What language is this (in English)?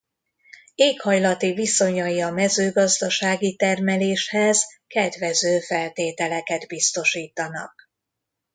Hungarian